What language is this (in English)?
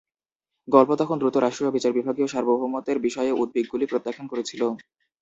Bangla